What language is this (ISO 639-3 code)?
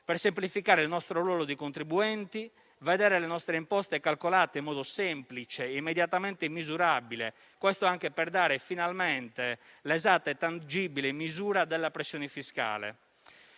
ita